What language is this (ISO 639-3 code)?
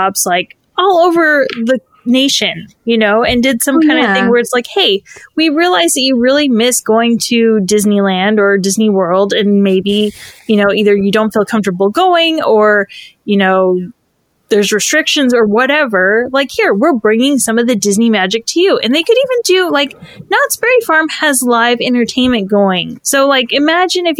eng